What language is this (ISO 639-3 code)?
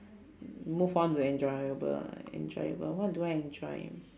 eng